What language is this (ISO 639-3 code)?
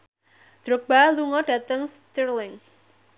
jav